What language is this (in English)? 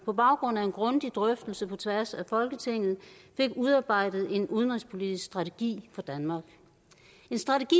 Danish